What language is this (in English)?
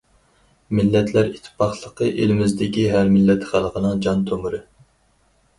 Uyghur